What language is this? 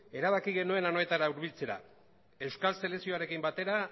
Basque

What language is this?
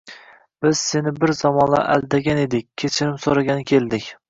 Uzbek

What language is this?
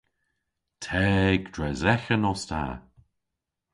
Cornish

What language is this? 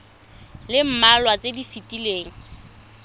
Tswana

